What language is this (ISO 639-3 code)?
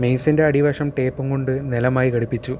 mal